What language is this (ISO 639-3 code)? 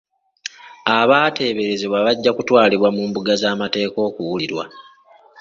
lug